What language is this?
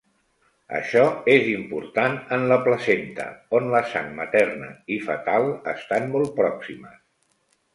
Catalan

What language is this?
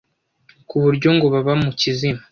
Kinyarwanda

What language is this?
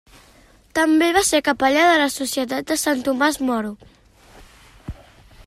Catalan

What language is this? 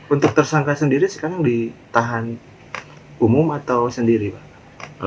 Indonesian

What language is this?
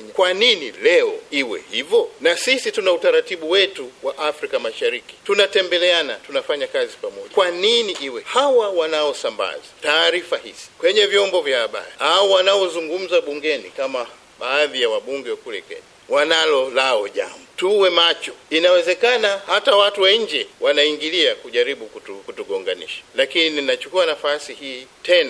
Swahili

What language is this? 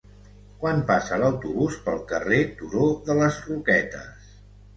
Catalan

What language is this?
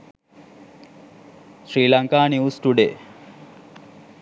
Sinhala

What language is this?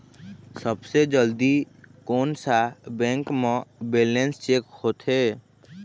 Chhattisgarhi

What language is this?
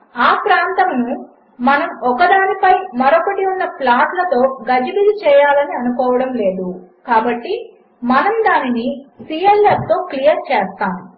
Telugu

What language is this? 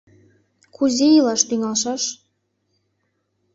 Mari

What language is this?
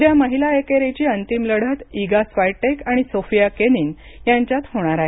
Marathi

